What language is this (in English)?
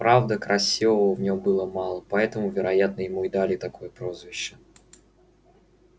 Russian